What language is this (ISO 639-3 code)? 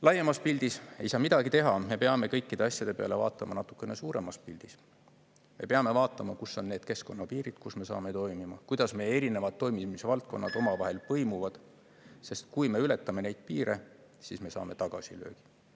est